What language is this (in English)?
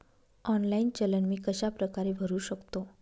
Marathi